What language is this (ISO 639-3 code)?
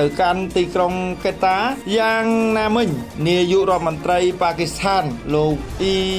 tha